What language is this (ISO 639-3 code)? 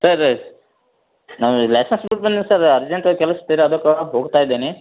kan